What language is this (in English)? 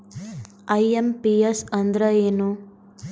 Kannada